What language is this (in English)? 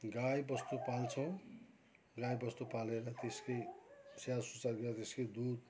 Nepali